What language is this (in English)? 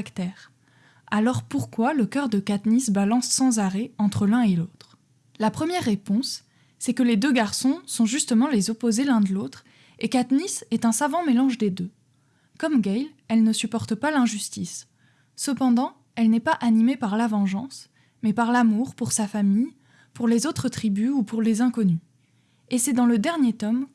French